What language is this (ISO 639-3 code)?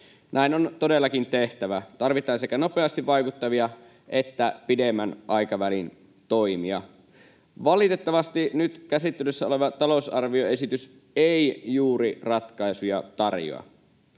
fin